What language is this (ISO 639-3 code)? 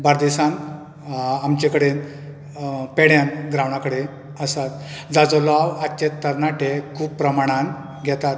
kok